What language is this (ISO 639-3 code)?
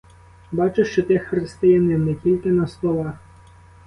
ukr